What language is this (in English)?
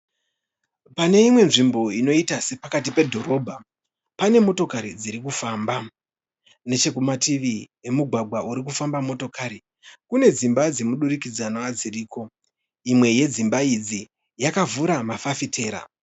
Shona